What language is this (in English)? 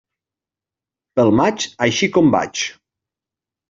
Catalan